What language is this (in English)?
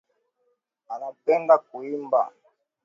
Swahili